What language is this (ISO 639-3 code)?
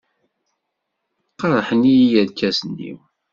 kab